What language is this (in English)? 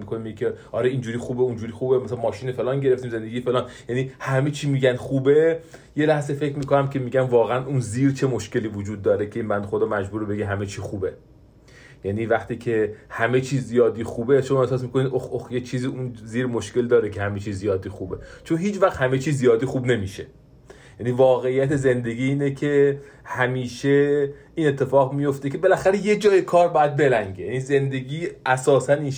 Persian